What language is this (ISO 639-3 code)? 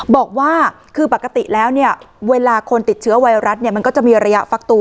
tha